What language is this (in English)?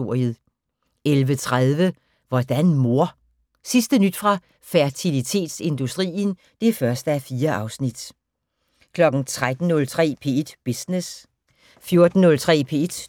Danish